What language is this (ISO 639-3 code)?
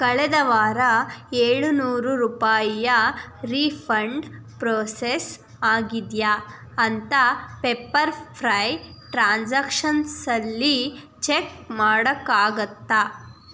kan